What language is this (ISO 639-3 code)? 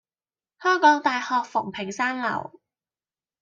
yue